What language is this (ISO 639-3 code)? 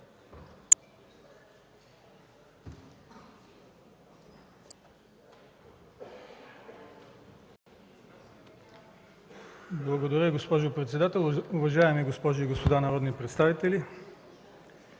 bul